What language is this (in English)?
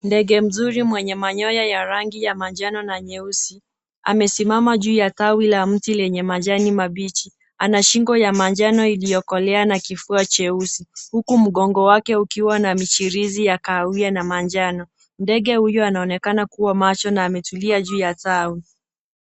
Swahili